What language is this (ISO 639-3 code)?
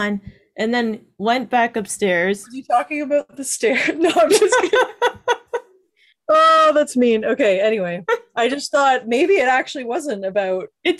eng